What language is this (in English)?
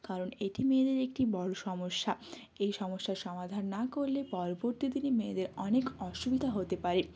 Bangla